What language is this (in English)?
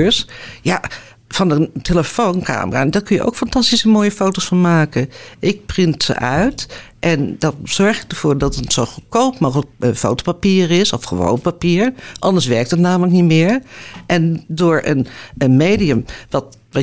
Dutch